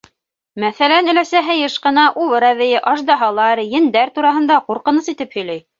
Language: Bashkir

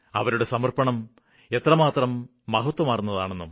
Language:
Malayalam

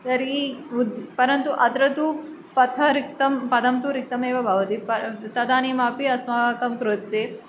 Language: Sanskrit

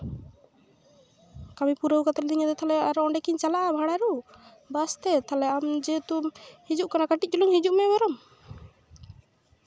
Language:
Santali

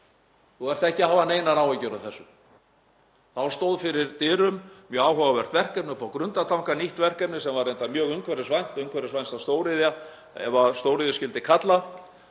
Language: Icelandic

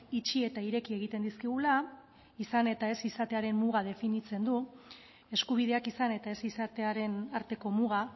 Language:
Basque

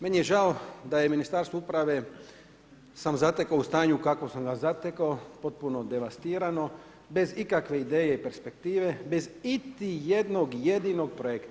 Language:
Croatian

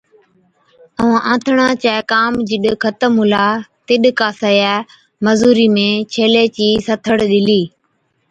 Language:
Od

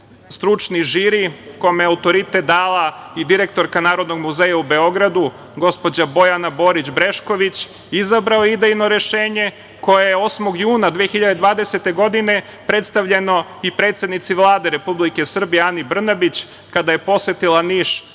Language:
Serbian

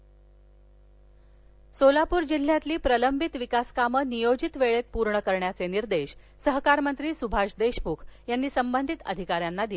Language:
Marathi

